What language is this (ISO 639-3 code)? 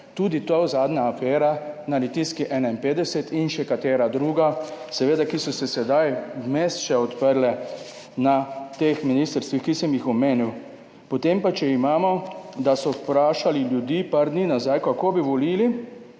slv